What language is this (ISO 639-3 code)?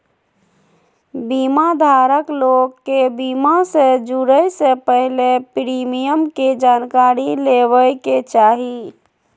mag